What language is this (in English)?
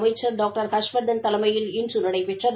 Tamil